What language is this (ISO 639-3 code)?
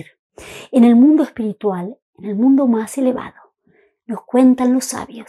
spa